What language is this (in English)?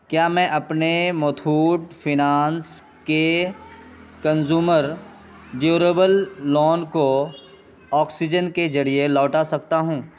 Urdu